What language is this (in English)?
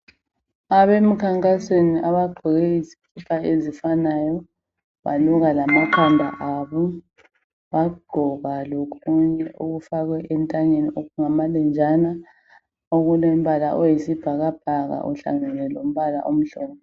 North Ndebele